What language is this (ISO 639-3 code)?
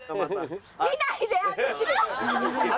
jpn